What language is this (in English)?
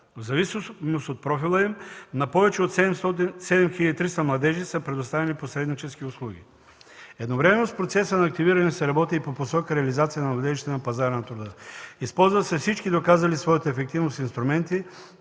Bulgarian